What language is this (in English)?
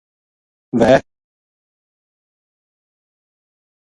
Gujari